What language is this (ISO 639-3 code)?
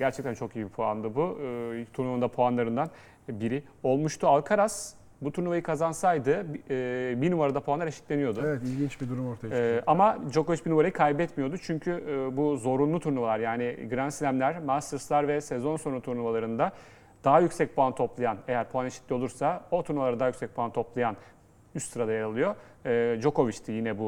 tur